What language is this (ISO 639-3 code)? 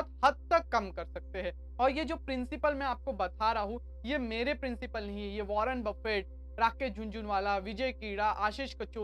hin